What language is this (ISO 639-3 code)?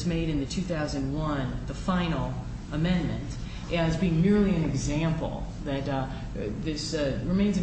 eng